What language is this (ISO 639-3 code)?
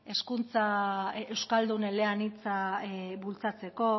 eus